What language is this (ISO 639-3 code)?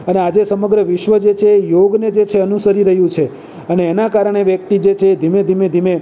guj